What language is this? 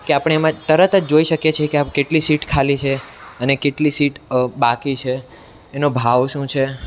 Gujarati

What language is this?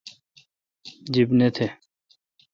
Kalkoti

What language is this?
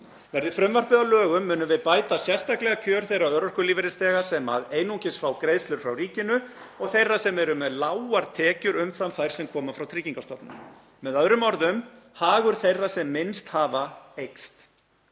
Icelandic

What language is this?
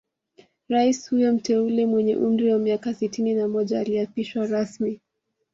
Swahili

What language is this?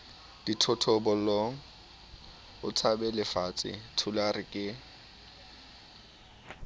Southern Sotho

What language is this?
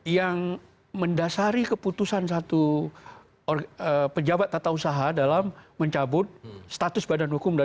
Indonesian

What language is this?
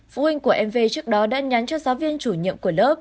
Vietnamese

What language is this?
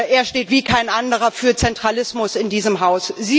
German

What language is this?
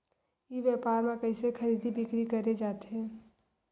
Chhattisgarhi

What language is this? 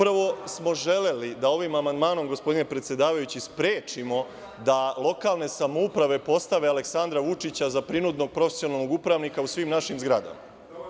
Serbian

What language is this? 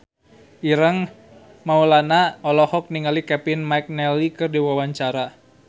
Sundanese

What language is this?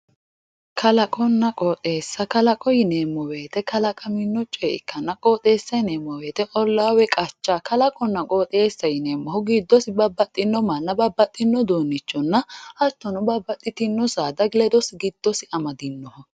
Sidamo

